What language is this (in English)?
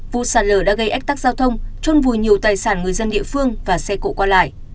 Vietnamese